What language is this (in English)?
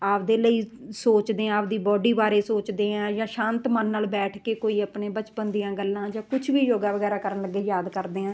Punjabi